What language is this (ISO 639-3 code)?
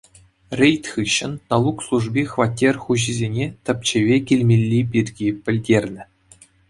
chv